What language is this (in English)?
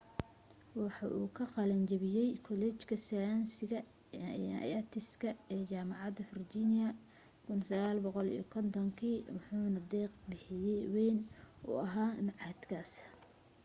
Somali